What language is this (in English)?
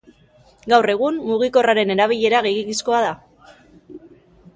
Basque